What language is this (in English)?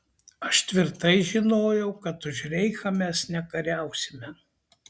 Lithuanian